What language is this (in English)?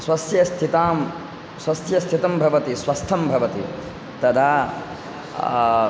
Sanskrit